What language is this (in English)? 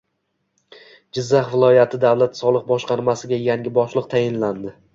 Uzbek